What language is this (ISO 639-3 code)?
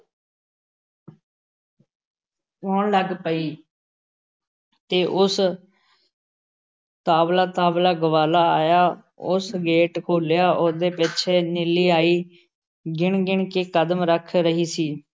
pan